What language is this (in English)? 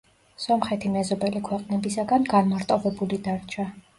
Georgian